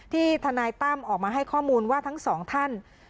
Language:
Thai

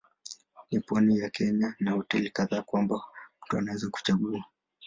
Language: Swahili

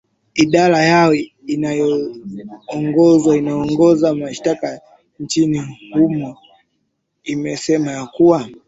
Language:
Swahili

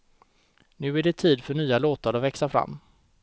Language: Swedish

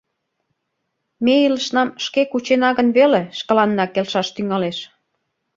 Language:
Mari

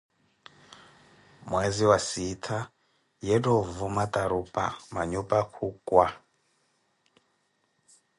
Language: Koti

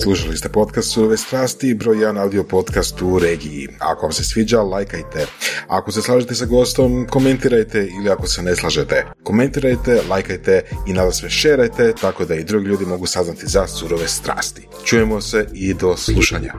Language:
Croatian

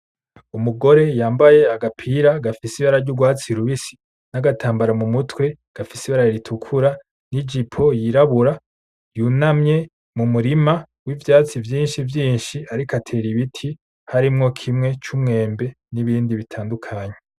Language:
Rundi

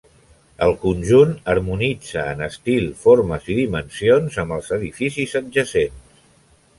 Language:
Catalan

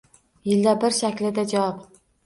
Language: Uzbek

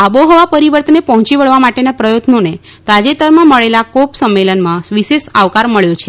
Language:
Gujarati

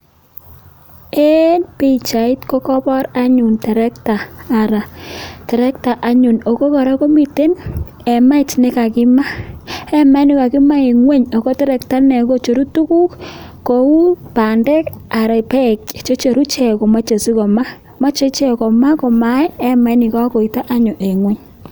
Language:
Kalenjin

